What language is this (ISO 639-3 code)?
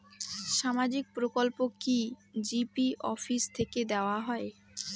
ben